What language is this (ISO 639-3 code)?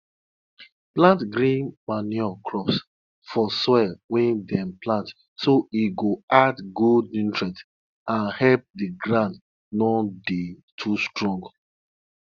pcm